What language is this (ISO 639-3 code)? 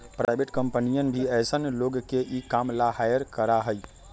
mag